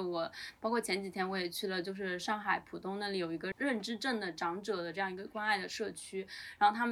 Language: Chinese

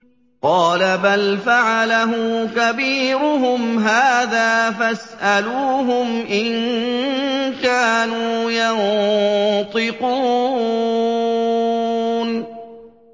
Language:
Arabic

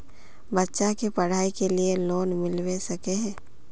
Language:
Magahi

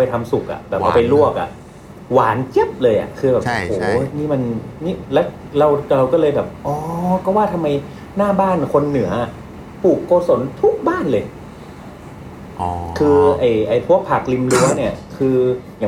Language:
Thai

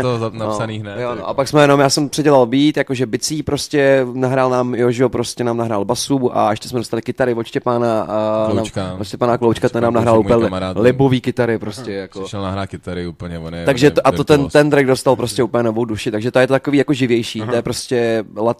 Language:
Czech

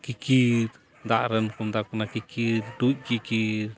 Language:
Santali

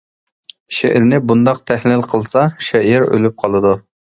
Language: Uyghur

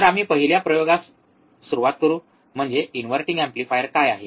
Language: Marathi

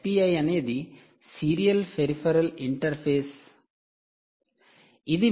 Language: Telugu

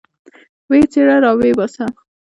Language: Pashto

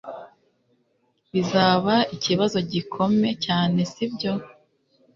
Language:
Kinyarwanda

